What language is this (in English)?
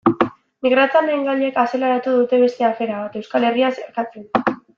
Basque